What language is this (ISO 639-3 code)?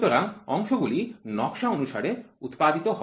ben